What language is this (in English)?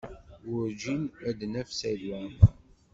Kabyle